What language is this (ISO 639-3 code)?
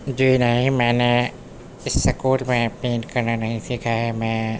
urd